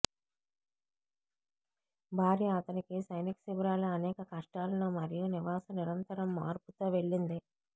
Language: Telugu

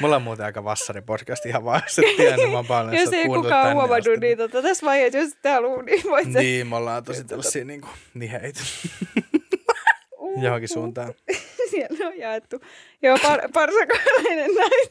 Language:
Finnish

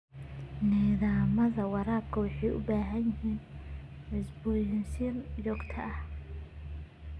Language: Somali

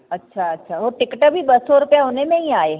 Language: Sindhi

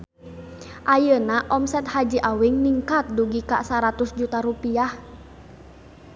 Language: Sundanese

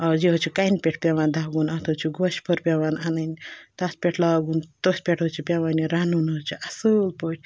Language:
Kashmiri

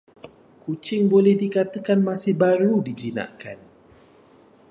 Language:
Malay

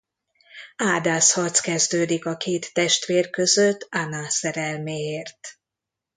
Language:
Hungarian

